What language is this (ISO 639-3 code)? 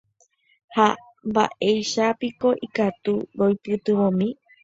grn